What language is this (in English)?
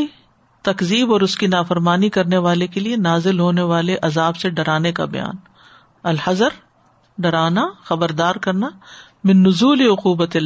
Urdu